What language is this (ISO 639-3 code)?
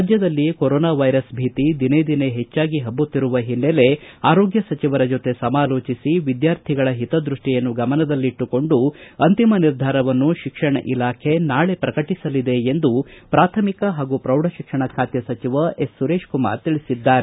kan